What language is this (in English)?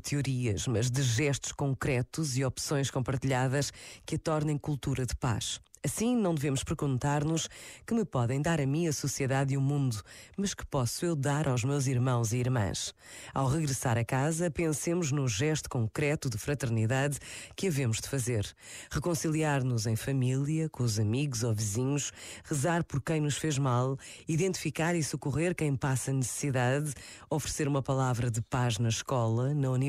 Portuguese